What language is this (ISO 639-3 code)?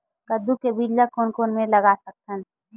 hne